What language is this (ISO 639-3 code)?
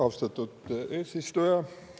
est